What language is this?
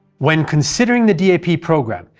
English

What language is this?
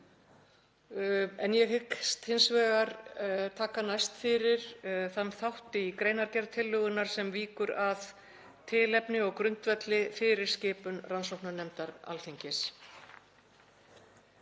Icelandic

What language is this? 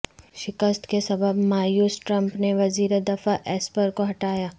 Urdu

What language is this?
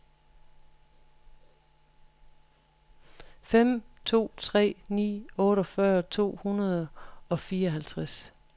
Danish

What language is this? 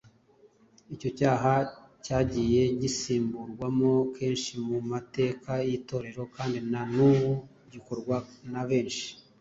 Kinyarwanda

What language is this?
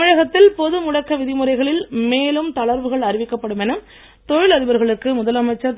Tamil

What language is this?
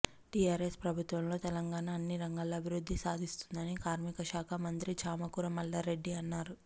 Telugu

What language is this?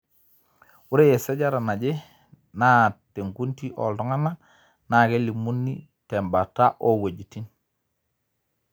Masai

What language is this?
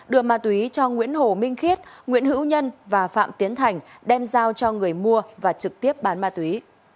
Vietnamese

